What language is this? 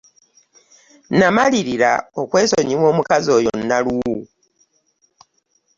Ganda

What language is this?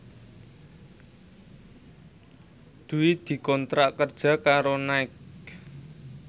Javanese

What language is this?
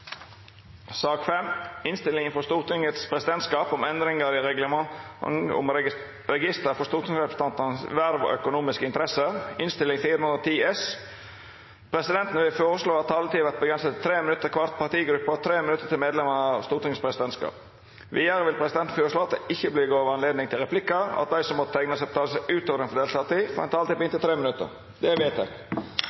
Norwegian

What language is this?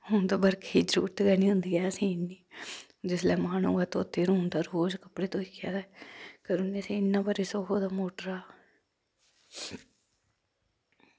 Dogri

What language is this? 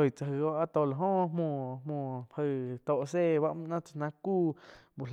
Quiotepec Chinantec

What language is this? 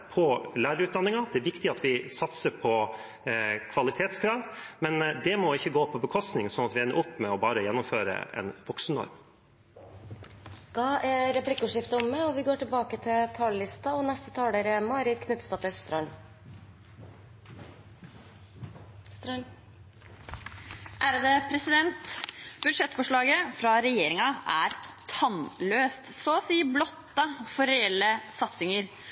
Norwegian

